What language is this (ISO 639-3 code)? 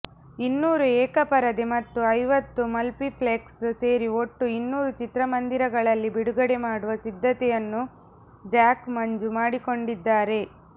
kan